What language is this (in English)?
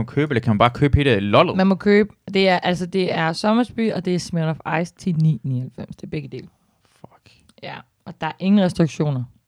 Danish